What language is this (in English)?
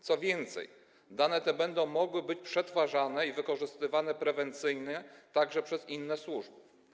Polish